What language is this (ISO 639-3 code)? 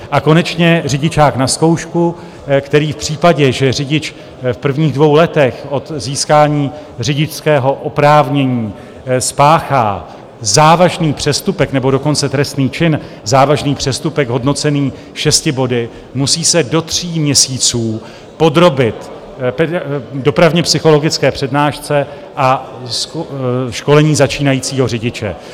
ces